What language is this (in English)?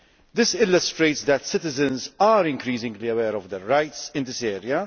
English